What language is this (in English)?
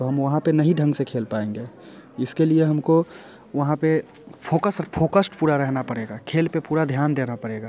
Hindi